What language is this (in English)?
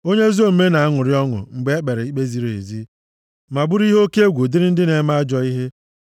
Igbo